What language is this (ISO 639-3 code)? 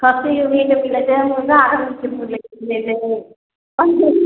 mai